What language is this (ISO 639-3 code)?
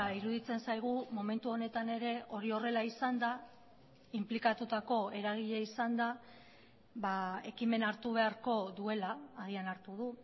eus